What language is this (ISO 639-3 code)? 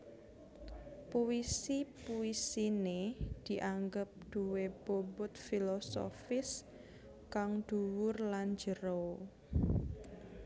jav